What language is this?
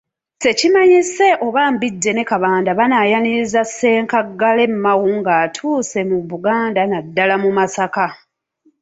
Ganda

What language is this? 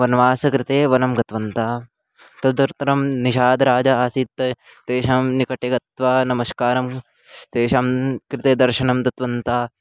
Sanskrit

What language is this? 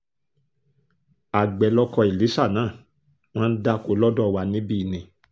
Yoruba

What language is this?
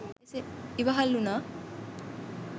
Sinhala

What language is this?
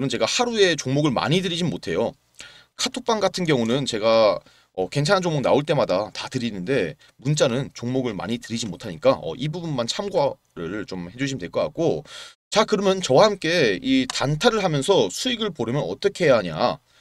Korean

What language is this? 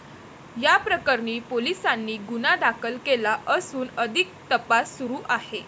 Marathi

